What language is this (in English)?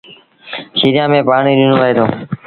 Sindhi Bhil